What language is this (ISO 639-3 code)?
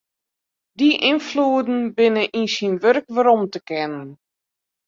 fry